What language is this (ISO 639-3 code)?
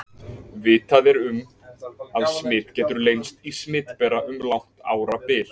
isl